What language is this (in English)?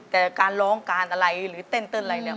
Thai